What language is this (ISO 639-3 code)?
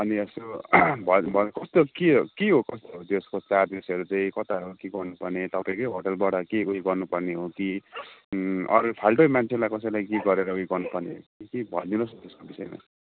nep